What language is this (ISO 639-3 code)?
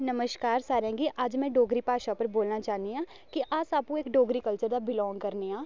doi